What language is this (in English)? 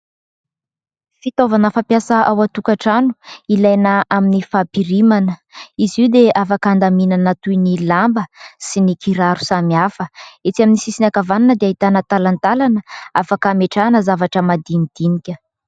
Malagasy